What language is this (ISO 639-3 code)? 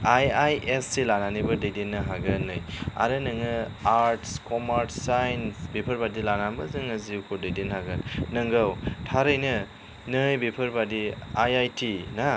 brx